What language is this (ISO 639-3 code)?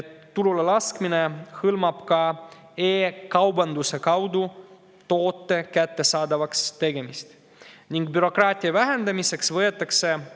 est